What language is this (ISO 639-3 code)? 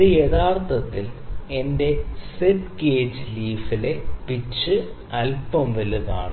mal